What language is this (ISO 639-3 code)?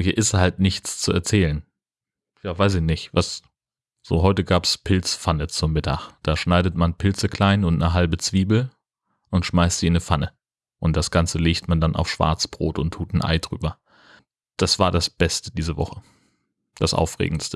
deu